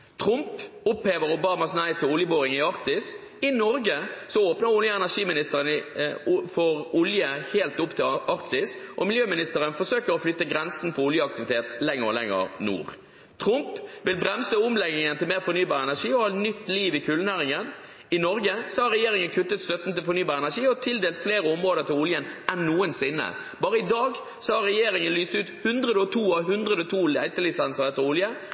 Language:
Norwegian Bokmål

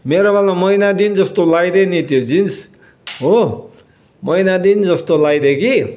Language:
Nepali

